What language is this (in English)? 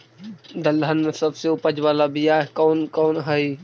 Magahi